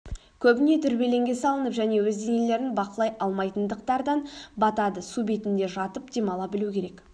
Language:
Kazakh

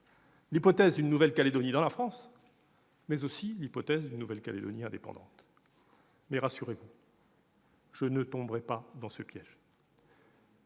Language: French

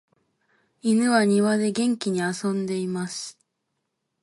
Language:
Japanese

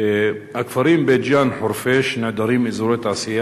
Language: Hebrew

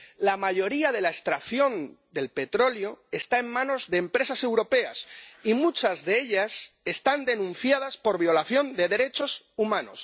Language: Spanish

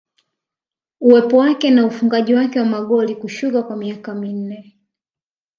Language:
Swahili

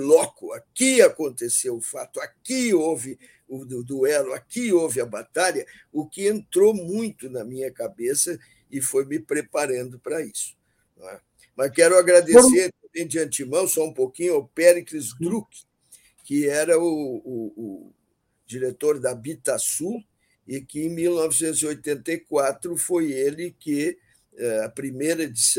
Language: Portuguese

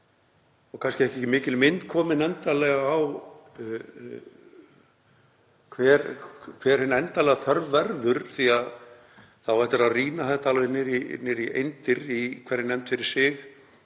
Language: Icelandic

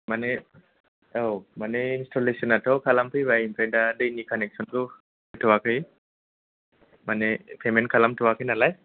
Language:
Bodo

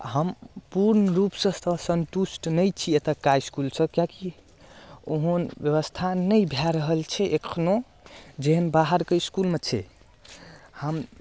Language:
Maithili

